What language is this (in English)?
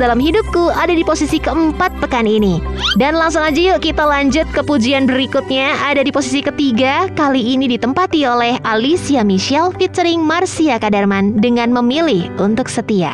Indonesian